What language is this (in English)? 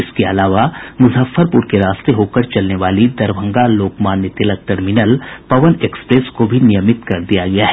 Hindi